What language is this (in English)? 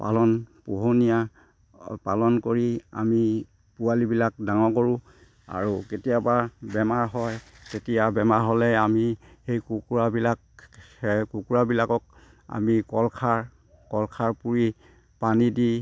Assamese